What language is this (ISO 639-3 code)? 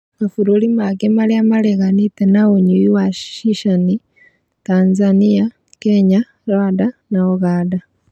kik